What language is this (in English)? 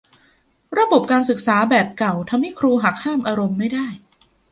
Thai